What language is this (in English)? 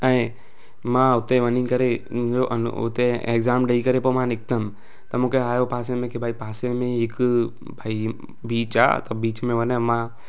Sindhi